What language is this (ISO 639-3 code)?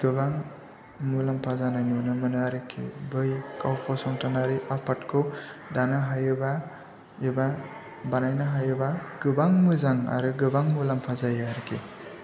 brx